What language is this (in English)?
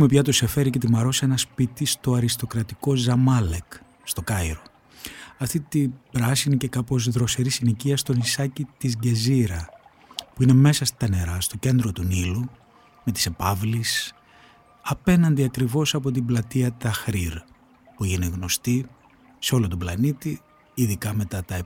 Greek